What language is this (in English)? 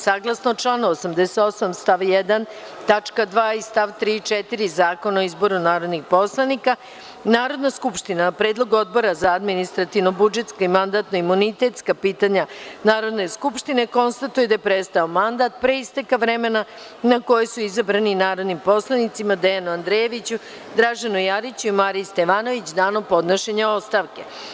Serbian